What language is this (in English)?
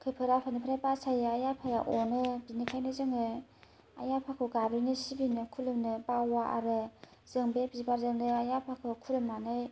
Bodo